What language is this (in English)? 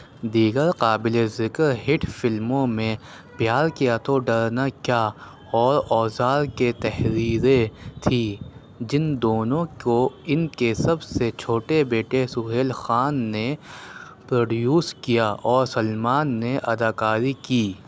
Urdu